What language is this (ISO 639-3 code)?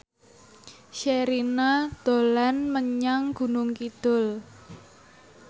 jav